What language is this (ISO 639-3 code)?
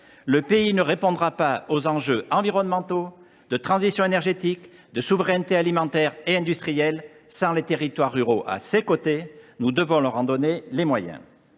fra